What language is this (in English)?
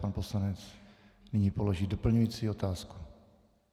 Czech